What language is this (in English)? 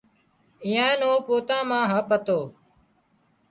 Wadiyara Koli